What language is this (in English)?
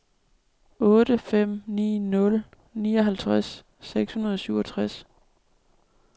Danish